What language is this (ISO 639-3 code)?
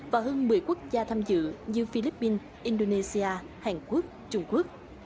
vie